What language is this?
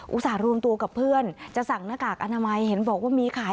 Thai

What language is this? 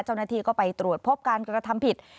Thai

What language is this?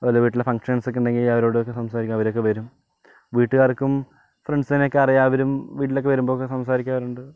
Malayalam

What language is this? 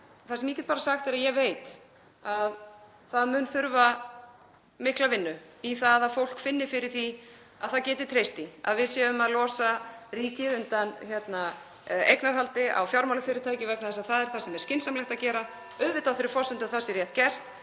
Icelandic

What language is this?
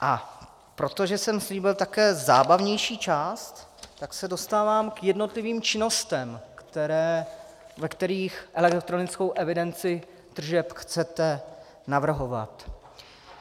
Czech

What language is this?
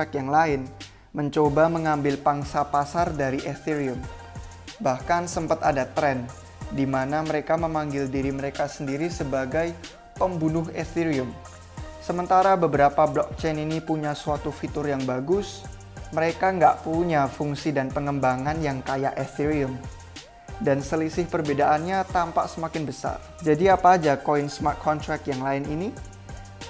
Indonesian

